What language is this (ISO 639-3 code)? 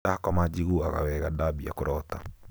kik